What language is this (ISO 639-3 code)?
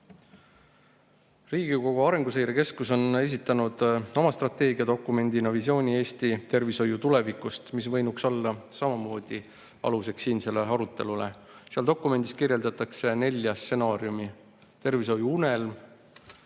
est